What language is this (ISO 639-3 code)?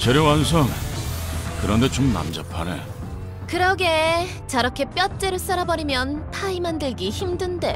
kor